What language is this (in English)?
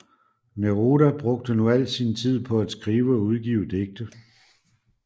Danish